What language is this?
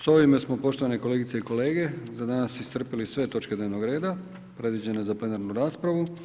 Croatian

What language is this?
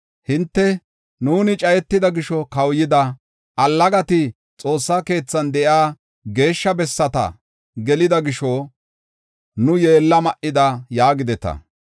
Gofa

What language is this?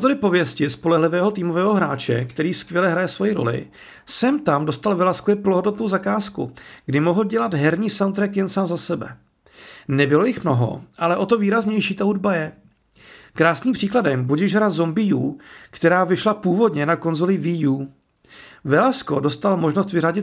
Czech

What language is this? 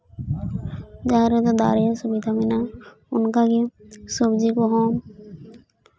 Santali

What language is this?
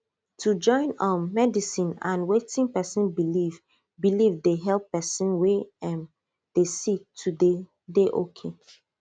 Nigerian Pidgin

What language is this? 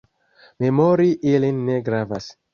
Esperanto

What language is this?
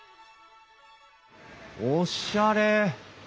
Japanese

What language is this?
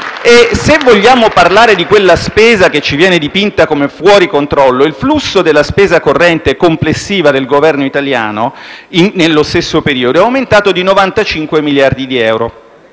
Italian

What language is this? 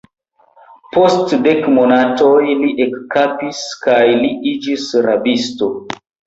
Esperanto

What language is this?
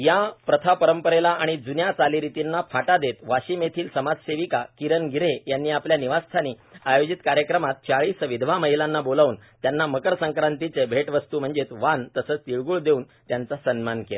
Marathi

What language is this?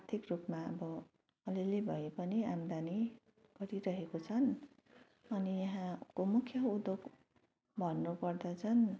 Nepali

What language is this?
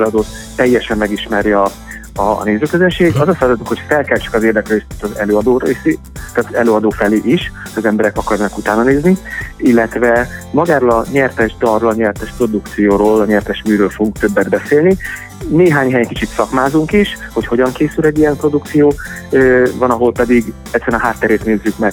Hungarian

